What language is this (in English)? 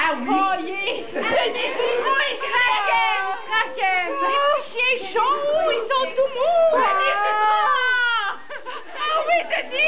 Romanian